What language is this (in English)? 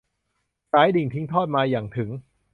Thai